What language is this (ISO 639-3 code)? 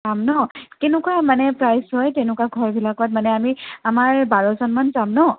asm